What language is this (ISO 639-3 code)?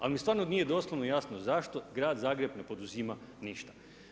hrv